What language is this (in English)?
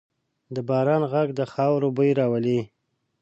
Pashto